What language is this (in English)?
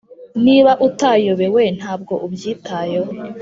Kinyarwanda